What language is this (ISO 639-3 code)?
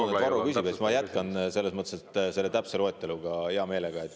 est